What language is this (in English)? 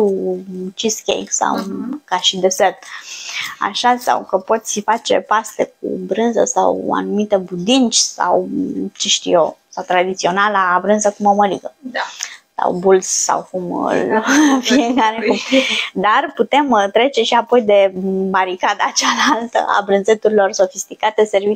Romanian